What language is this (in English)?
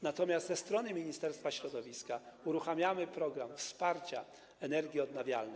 Polish